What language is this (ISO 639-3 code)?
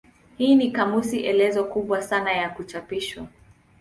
swa